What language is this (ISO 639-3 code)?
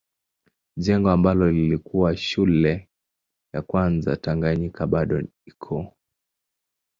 swa